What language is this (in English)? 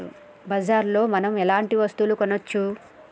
Telugu